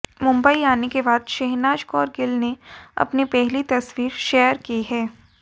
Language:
Hindi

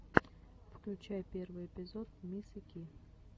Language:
Russian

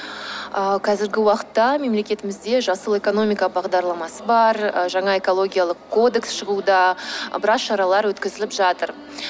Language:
Kazakh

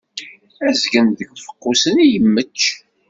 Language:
Kabyle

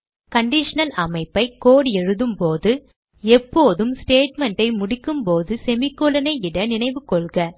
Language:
Tamil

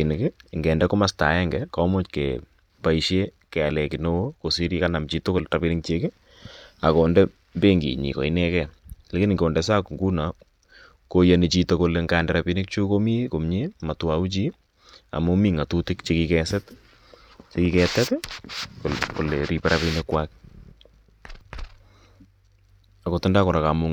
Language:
Kalenjin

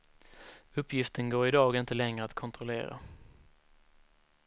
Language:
Swedish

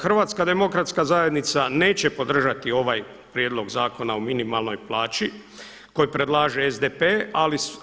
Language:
Croatian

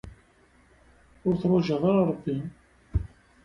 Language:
Kabyle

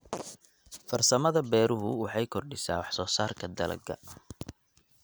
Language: Somali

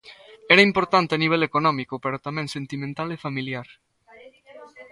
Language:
Galician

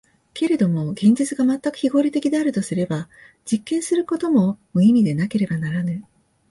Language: Japanese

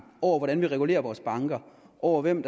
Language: Danish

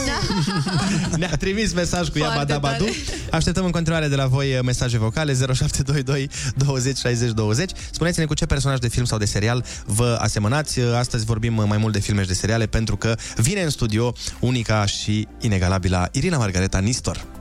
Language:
Romanian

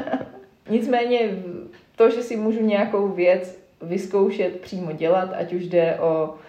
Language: Czech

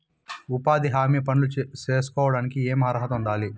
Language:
Telugu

